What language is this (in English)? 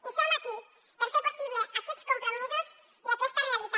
Catalan